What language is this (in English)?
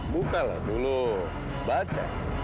Indonesian